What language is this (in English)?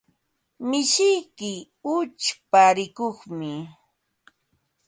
Ambo-Pasco Quechua